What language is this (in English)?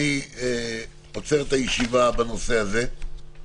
Hebrew